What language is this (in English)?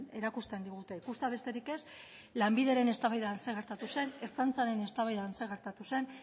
Basque